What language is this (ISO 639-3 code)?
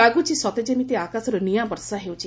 ori